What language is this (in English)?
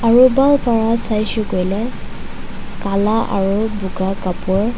Naga Pidgin